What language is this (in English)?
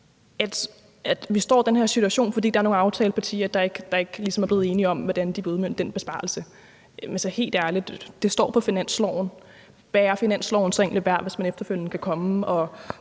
Danish